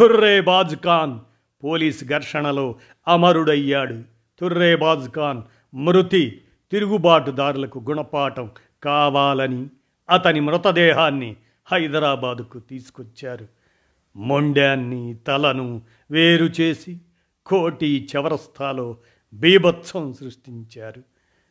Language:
Telugu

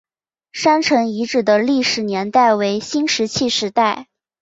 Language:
Chinese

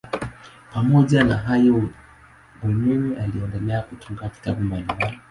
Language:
Swahili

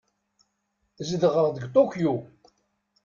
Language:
Kabyle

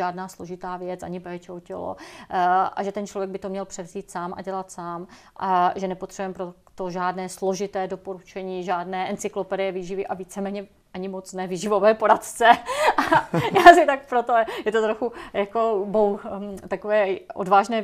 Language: Czech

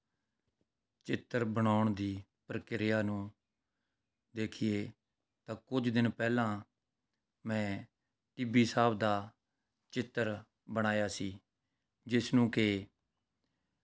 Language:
Punjabi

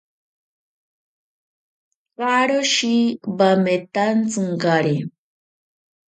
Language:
Ashéninka Perené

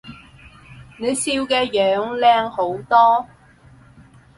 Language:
Cantonese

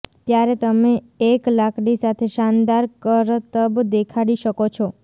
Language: Gujarati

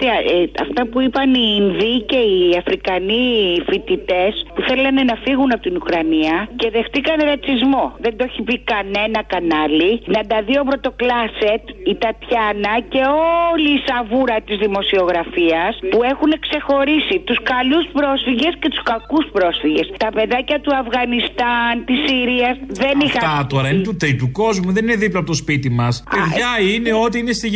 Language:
Greek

